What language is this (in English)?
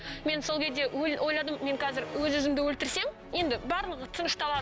Kazakh